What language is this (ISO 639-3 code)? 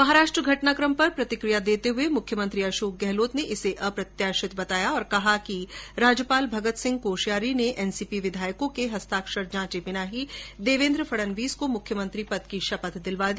hin